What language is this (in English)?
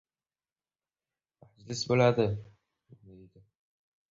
Uzbek